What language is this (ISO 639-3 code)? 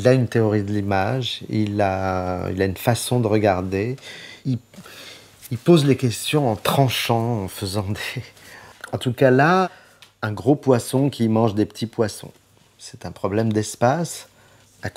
fra